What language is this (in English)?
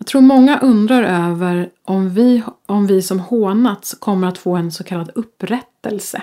Swedish